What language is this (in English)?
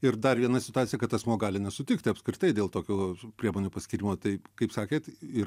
Lithuanian